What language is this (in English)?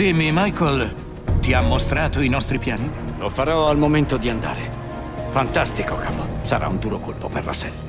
Italian